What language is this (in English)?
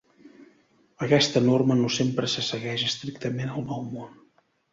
Catalan